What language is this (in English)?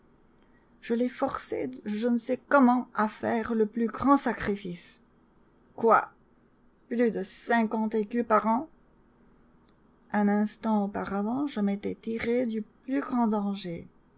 French